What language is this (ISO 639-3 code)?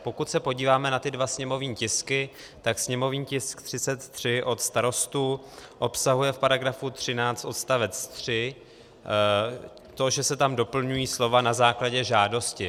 ces